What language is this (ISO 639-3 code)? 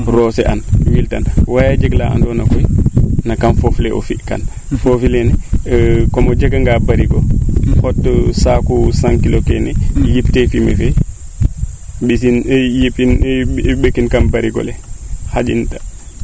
srr